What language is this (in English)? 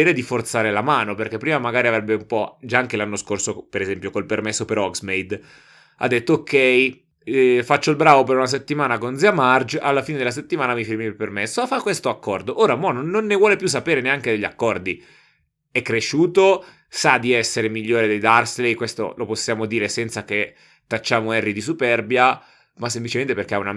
Italian